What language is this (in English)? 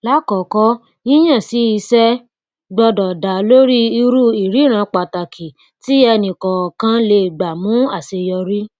Yoruba